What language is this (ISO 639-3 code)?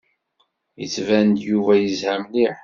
kab